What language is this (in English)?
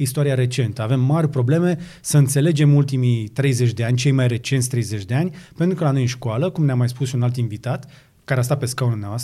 Romanian